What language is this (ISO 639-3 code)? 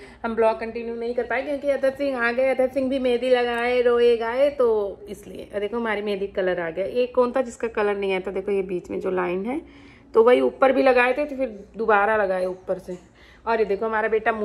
hin